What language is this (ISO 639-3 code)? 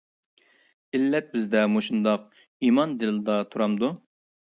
uig